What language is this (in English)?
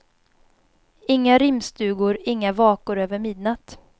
Swedish